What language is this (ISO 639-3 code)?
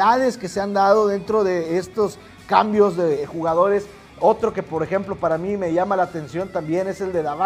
spa